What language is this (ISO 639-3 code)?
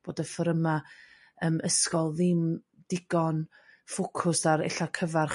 cym